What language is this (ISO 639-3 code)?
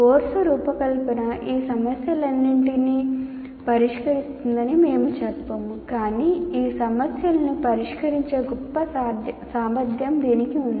tel